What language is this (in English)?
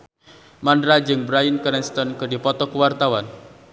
Sundanese